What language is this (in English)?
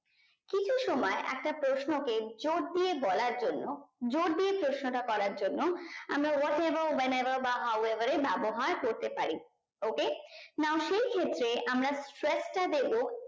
Bangla